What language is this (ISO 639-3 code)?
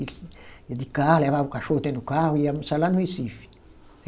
por